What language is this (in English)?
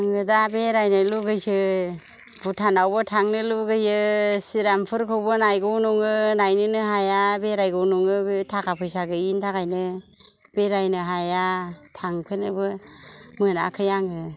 Bodo